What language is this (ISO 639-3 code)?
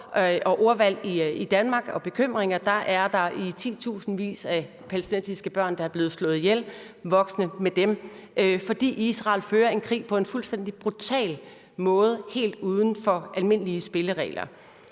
dan